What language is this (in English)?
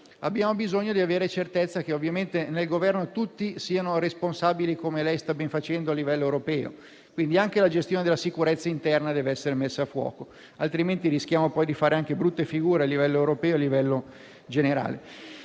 Italian